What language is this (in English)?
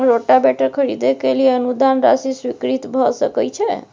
Maithili